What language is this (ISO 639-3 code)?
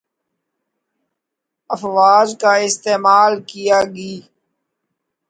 urd